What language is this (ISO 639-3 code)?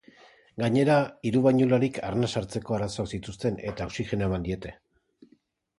eus